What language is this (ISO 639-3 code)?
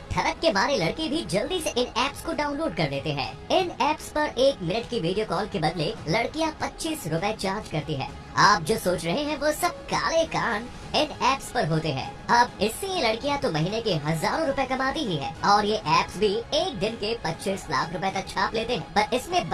hin